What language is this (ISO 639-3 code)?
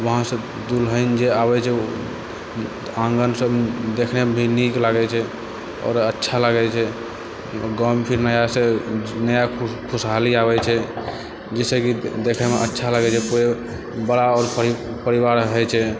mai